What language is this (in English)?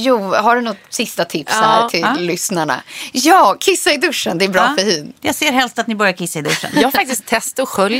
Swedish